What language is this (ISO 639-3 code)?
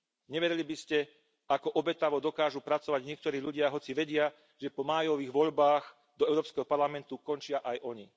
slk